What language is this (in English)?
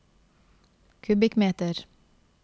Norwegian